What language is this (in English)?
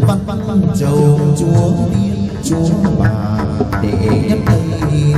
Thai